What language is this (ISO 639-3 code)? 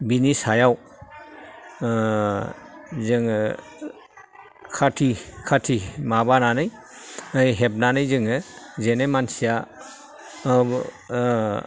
brx